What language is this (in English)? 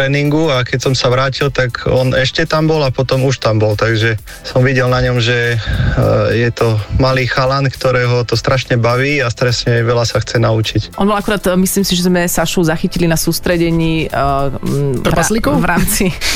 Slovak